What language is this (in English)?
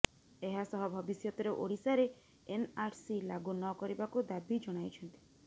Odia